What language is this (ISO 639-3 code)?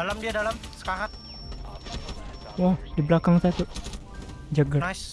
ind